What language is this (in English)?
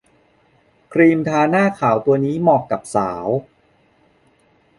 Thai